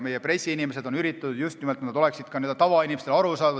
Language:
Estonian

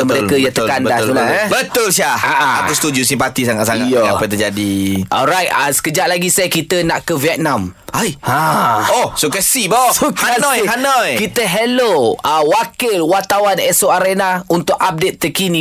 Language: Malay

